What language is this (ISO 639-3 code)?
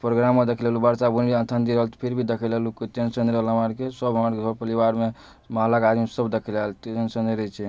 mai